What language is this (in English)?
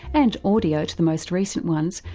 English